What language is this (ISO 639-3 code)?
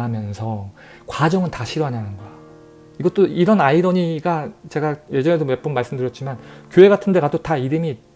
kor